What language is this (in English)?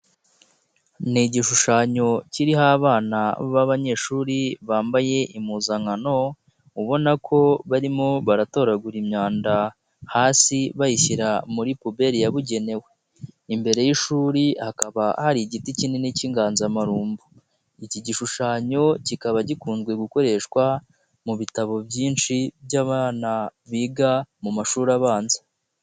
Kinyarwanda